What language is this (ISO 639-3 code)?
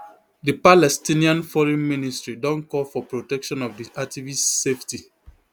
pcm